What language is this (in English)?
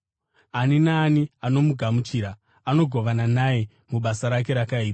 Shona